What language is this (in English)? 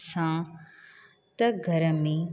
Sindhi